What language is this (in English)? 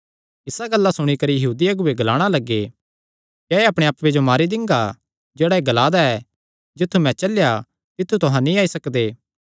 Kangri